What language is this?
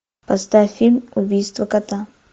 Russian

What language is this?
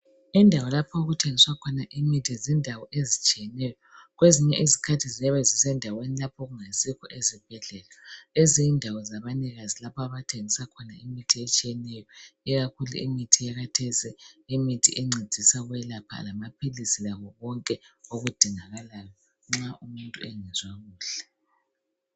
North Ndebele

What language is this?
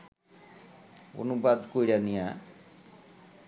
Bangla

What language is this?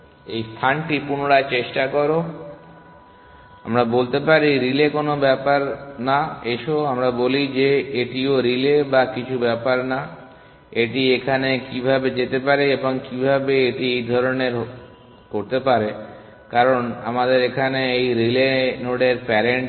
Bangla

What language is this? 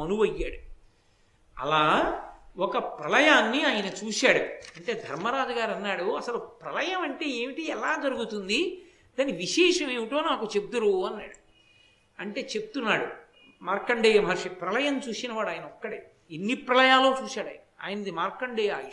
Telugu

